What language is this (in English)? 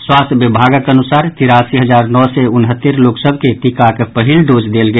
Maithili